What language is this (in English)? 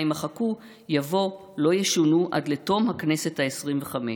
Hebrew